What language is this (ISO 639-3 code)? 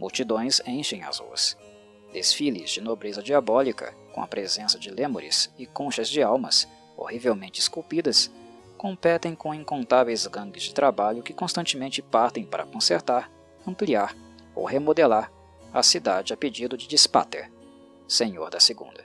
por